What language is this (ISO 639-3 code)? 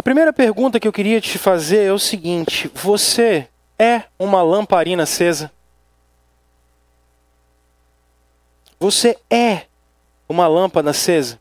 por